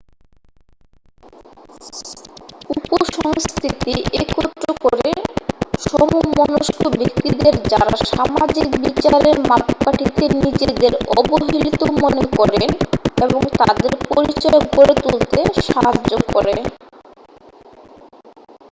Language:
Bangla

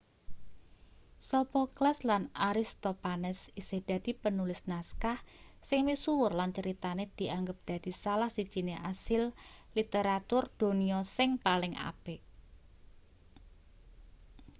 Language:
Javanese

